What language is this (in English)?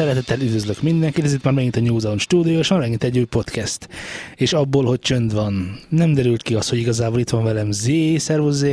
Hungarian